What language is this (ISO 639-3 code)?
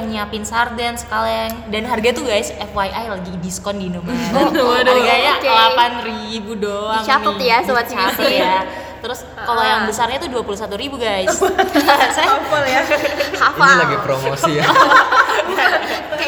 ind